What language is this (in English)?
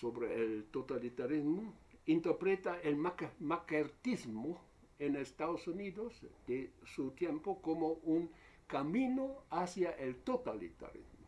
Spanish